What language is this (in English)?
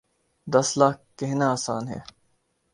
Urdu